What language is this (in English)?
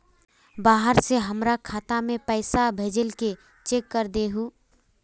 Magahi